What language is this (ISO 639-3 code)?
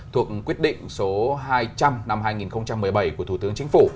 vie